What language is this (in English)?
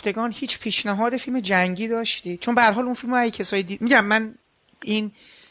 Persian